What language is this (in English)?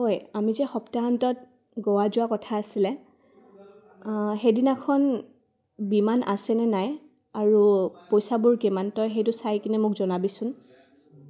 Assamese